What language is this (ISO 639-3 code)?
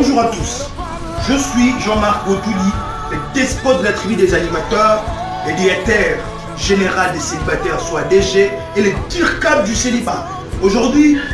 fra